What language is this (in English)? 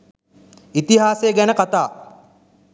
Sinhala